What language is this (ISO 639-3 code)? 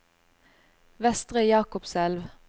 nor